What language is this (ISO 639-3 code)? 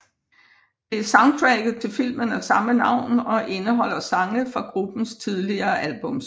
dan